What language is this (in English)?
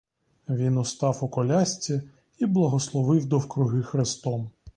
Ukrainian